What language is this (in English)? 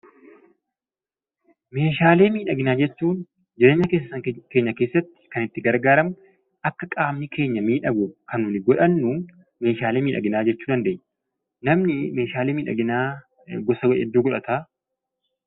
Oromo